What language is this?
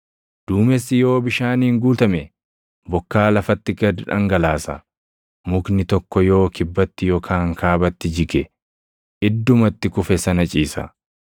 Oromo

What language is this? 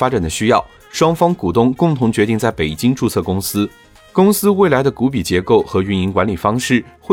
Chinese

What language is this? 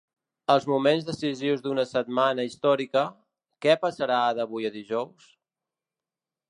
Catalan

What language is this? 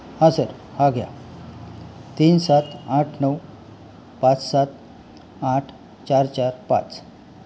Marathi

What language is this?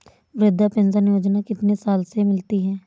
Hindi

